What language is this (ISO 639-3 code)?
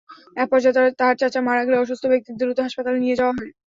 ben